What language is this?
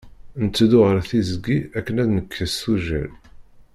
Kabyle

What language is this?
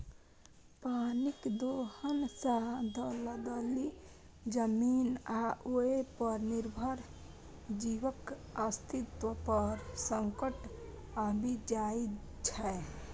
Maithili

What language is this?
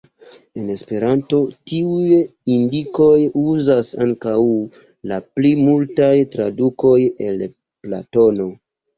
Esperanto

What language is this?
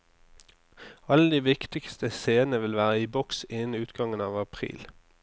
Norwegian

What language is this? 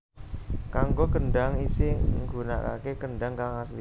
Javanese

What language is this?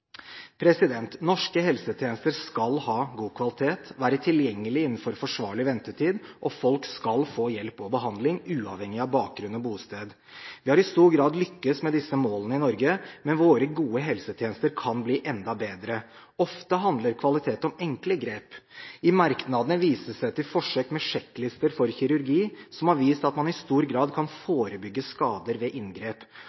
Norwegian Bokmål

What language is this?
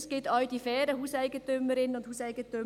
Swiss German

